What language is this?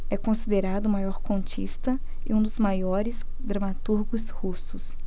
Portuguese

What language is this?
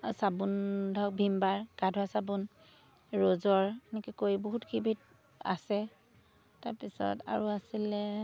Assamese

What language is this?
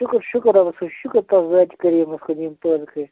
Kashmiri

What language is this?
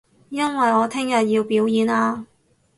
Cantonese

